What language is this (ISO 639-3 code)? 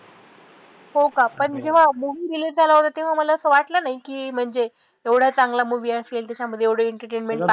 mar